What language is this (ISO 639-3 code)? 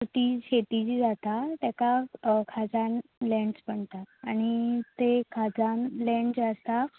kok